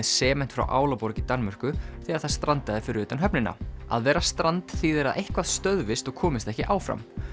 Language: Icelandic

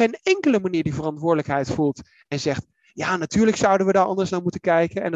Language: Dutch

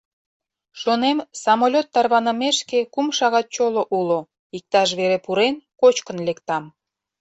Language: Mari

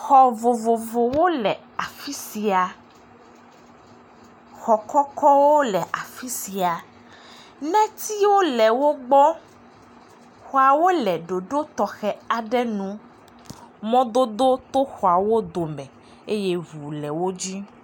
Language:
Ewe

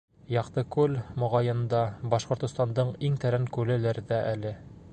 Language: Bashkir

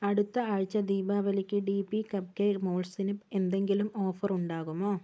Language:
Malayalam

